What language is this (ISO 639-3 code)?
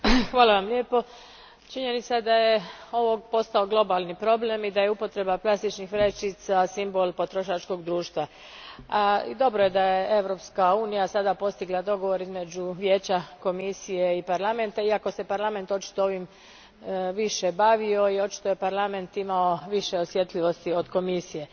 hrv